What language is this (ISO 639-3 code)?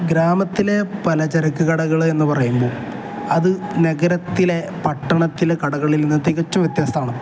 mal